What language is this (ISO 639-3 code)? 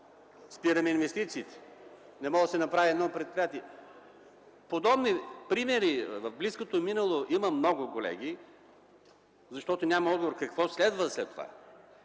bul